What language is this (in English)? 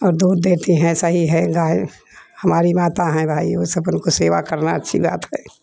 Hindi